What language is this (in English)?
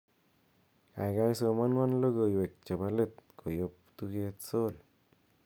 Kalenjin